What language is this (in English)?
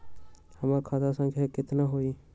Magahi